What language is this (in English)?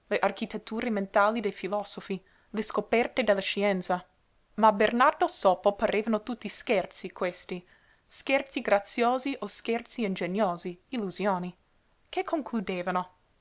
Italian